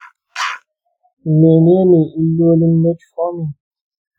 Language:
Hausa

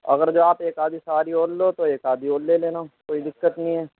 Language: Urdu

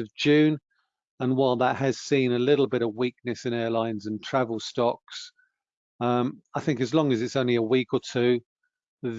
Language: English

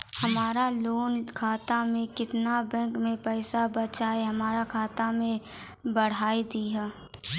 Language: Maithili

